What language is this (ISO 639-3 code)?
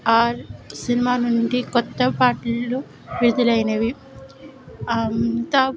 tel